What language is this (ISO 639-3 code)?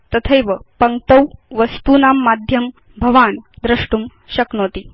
san